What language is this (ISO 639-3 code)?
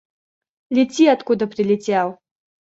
rus